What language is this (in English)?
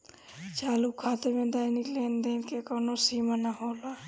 Bhojpuri